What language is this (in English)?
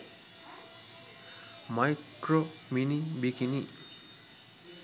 Sinhala